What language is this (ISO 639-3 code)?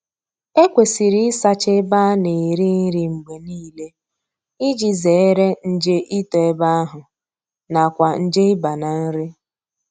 ibo